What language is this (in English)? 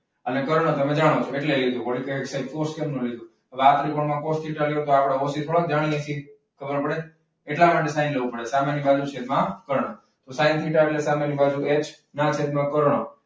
Gujarati